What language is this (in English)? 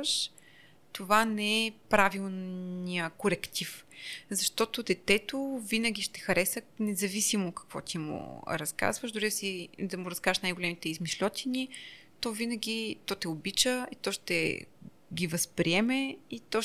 Bulgarian